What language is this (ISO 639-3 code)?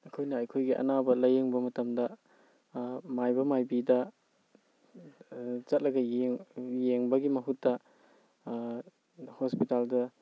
mni